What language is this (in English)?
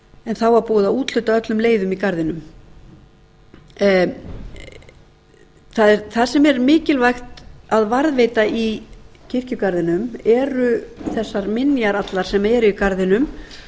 Icelandic